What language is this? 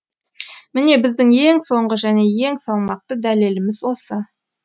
Kazakh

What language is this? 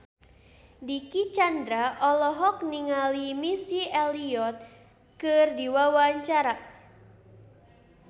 Sundanese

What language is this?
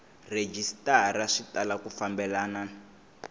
Tsonga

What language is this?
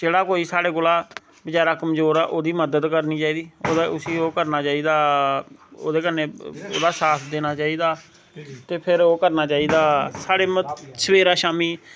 Dogri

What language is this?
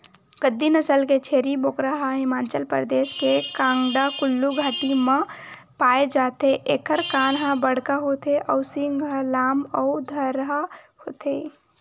Chhattisgarhi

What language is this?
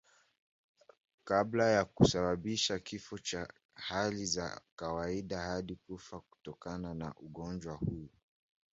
Swahili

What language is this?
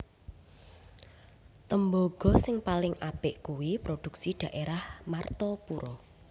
Javanese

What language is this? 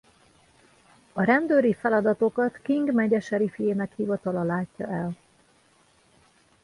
Hungarian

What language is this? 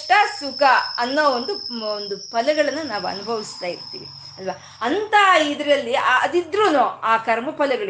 Kannada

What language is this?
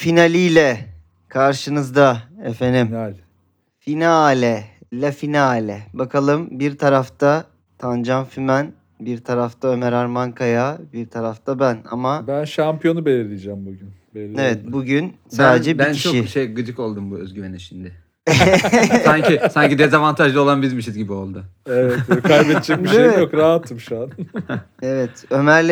Turkish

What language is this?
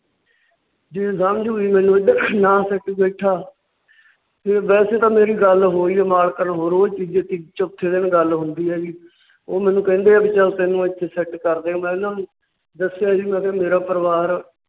Punjabi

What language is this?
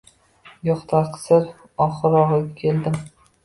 Uzbek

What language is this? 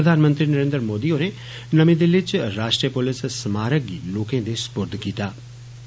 Dogri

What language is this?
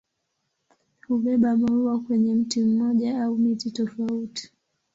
Swahili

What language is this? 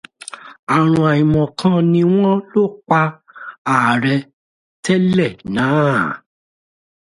Yoruba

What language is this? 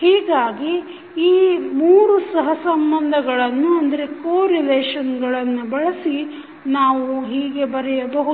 Kannada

